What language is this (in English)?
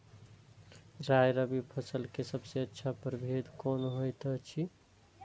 Maithili